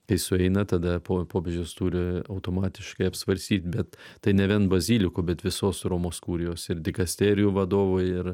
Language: Lithuanian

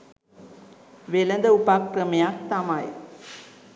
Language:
Sinhala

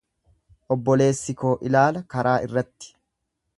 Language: Oromo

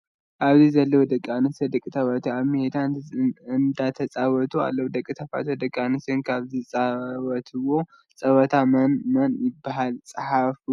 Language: Tigrinya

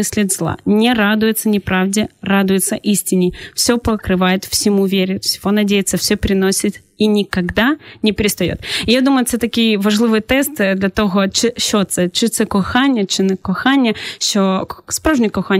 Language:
Ukrainian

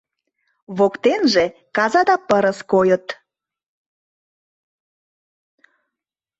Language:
Mari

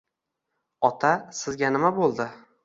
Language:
Uzbek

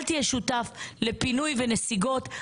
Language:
Hebrew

